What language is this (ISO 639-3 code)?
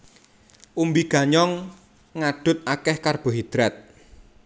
jav